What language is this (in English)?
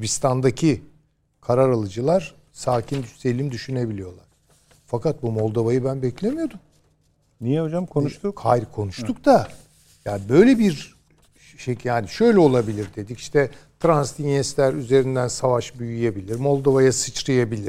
Turkish